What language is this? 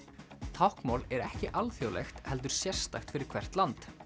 Icelandic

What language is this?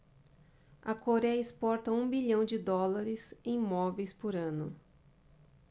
Portuguese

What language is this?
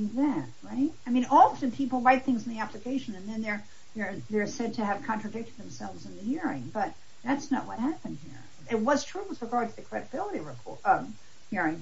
English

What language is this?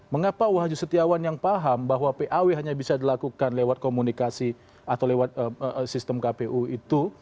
Indonesian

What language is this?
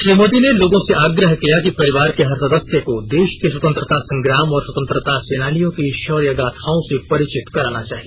Hindi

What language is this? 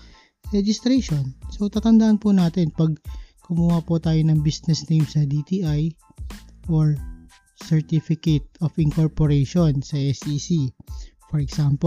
Filipino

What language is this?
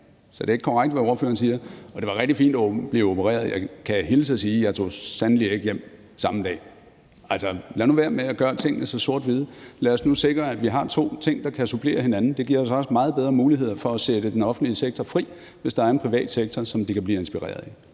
Danish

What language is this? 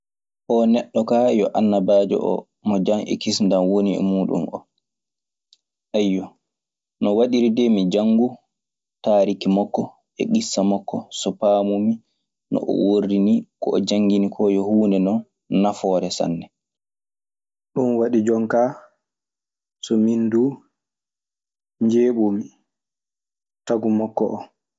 Maasina Fulfulde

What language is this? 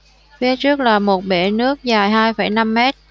Vietnamese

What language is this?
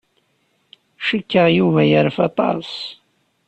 Kabyle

